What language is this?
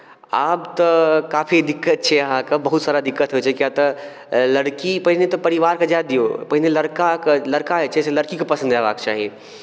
Maithili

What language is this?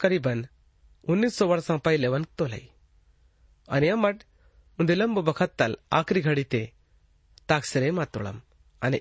Hindi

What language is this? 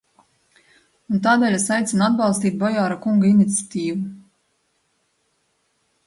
Latvian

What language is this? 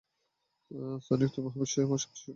Bangla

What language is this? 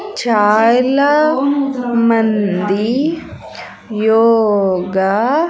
Telugu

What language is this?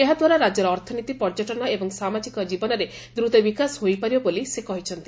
Odia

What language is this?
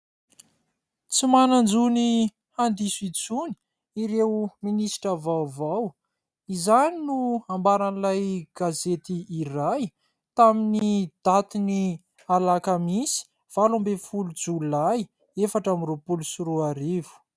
Malagasy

